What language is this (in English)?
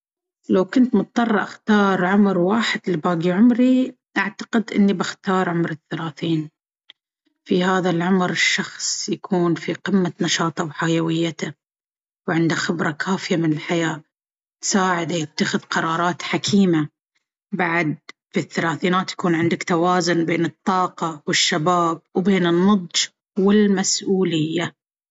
Baharna Arabic